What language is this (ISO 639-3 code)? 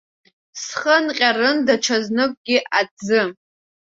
abk